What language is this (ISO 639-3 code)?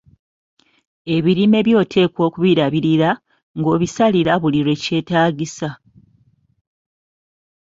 lug